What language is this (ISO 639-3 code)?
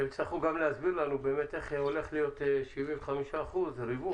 heb